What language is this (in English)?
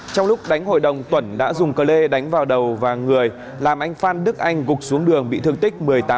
Vietnamese